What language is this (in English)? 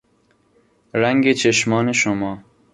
Persian